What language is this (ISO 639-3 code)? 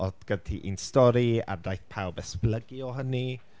cym